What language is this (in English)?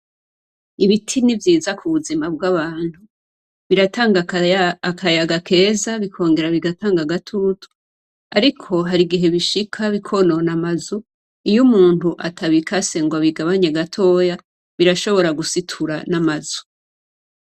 Rundi